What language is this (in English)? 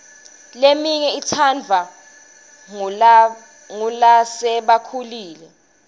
Swati